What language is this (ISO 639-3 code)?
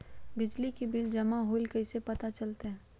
mag